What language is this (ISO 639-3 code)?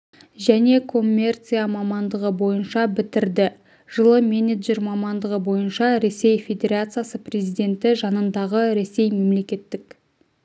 kaz